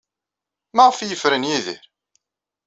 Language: Kabyle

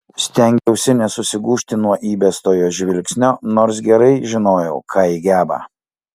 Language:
Lithuanian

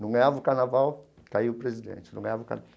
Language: Portuguese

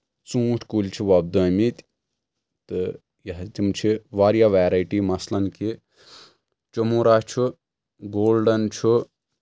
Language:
Kashmiri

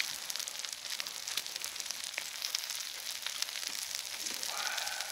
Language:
Korean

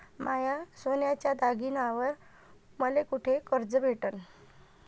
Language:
Marathi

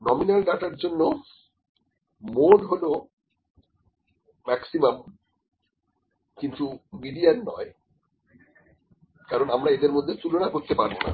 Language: Bangla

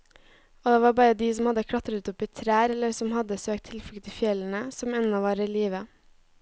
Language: Norwegian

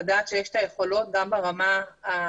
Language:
Hebrew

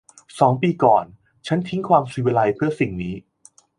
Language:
Thai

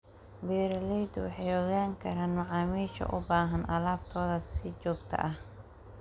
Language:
Somali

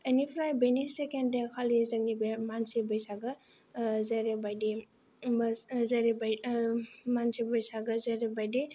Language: Bodo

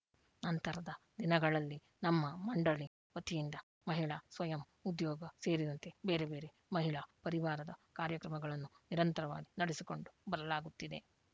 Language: Kannada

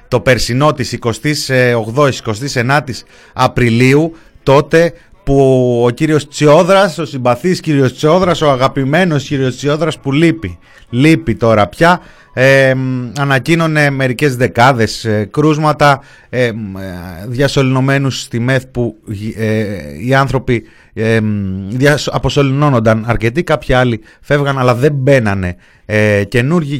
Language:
Greek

